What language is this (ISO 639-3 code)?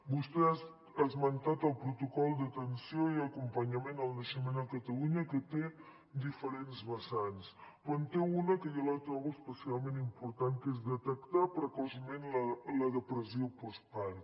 cat